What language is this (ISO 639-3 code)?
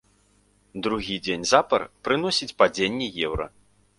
bel